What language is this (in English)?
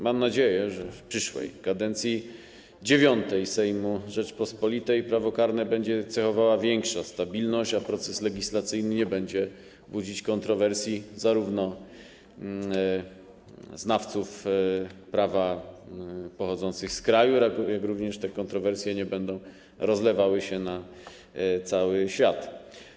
Polish